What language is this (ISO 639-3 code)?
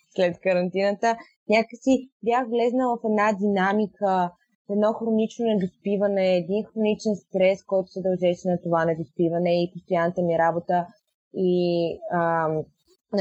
bul